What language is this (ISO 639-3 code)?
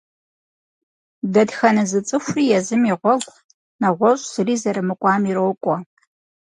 kbd